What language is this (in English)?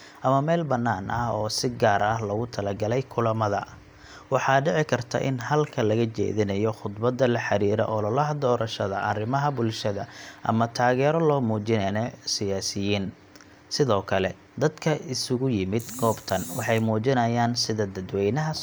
Somali